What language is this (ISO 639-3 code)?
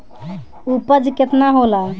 bho